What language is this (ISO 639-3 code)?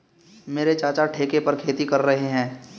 hin